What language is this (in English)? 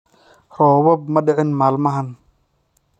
Somali